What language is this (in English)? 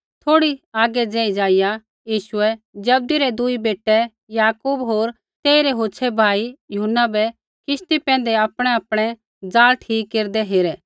Kullu Pahari